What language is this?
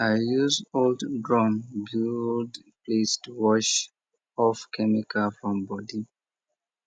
Nigerian Pidgin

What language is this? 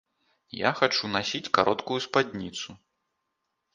Belarusian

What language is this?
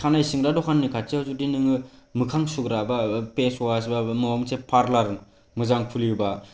Bodo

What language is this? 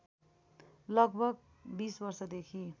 Nepali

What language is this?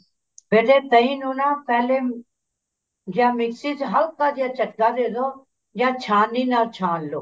Punjabi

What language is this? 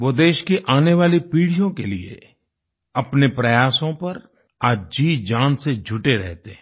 Hindi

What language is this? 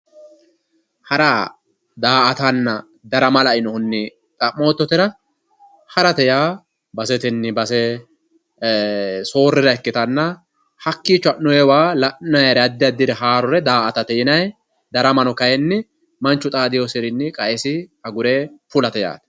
Sidamo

